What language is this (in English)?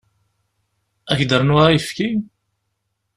Kabyle